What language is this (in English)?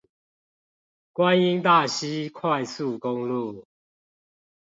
Chinese